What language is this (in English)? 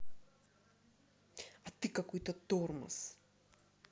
Russian